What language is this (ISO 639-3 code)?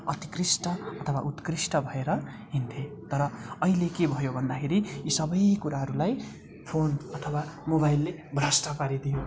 nep